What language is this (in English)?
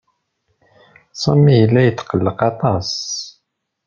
Kabyle